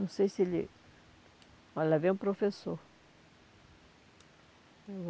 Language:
Portuguese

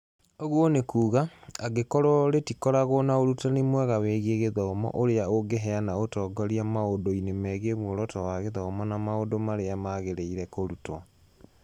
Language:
Kikuyu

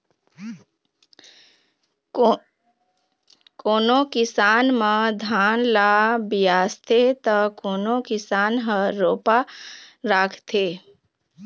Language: Chhattisgarhi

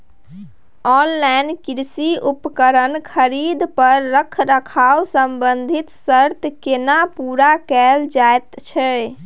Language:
Maithili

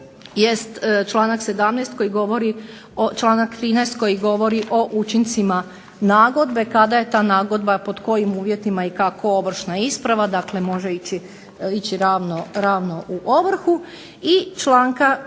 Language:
Croatian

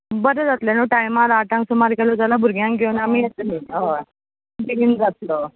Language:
Konkani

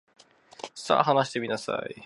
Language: Japanese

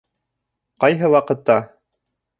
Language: Bashkir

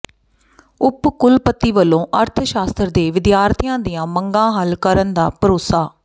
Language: Punjabi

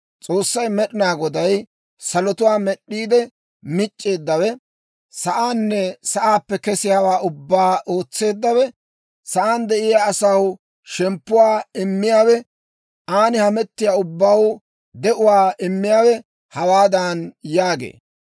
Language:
Dawro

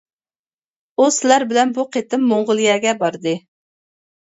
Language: Uyghur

